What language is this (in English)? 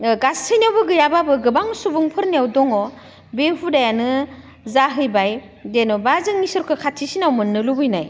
Bodo